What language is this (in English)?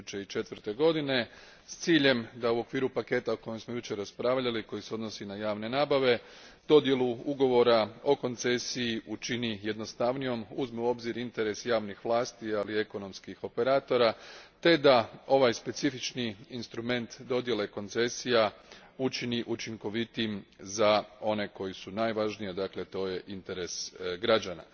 Croatian